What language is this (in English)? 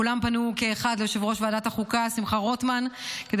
Hebrew